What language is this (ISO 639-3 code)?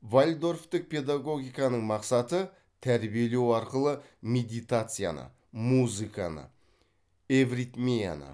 kaz